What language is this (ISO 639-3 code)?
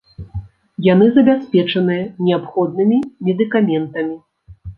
bel